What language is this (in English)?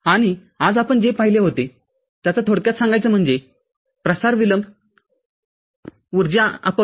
Marathi